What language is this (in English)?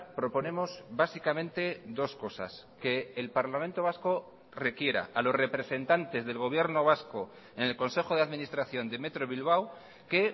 Spanish